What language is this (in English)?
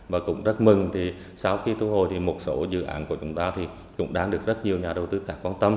Vietnamese